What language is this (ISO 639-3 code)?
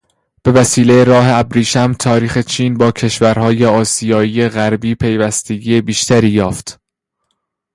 fas